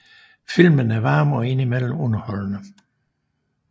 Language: Danish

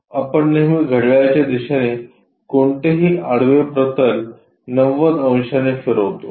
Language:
Marathi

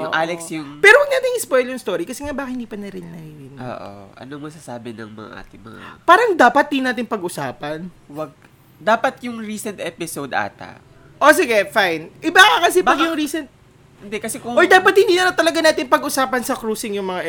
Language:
Filipino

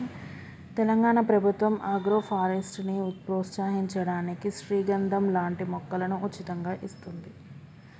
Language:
Telugu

